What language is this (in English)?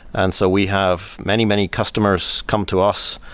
English